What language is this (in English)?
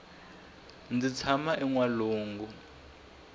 Tsonga